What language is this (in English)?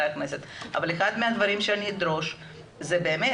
Hebrew